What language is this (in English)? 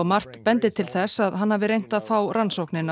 Icelandic